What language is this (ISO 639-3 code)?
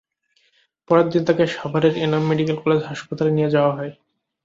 ben